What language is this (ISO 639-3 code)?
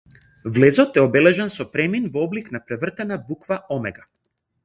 mkd